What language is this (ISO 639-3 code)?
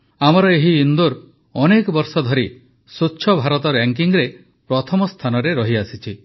ori